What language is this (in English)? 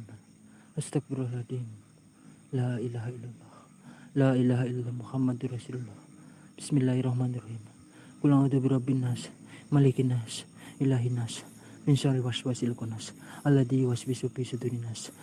Indonesian